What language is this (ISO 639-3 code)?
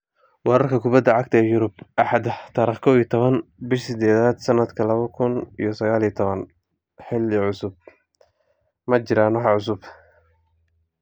som